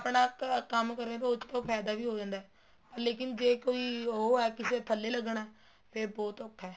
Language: Punjabi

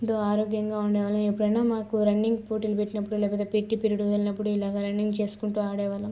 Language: Telugu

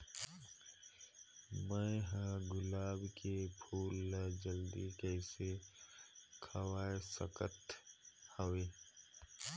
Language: Chhattisgarhi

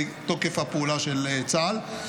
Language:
Hebrew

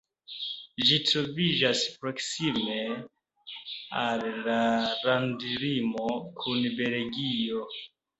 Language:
Esperanto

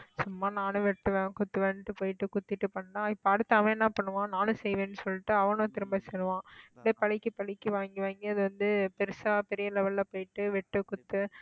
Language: Tamil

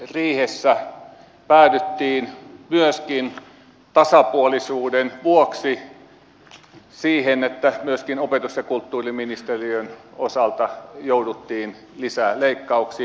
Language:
Finnish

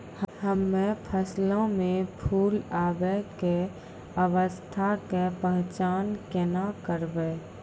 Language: Maithili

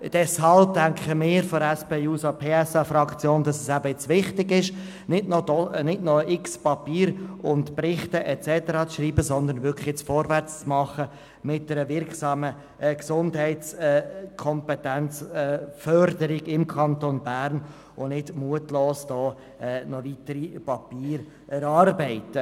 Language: Swiss German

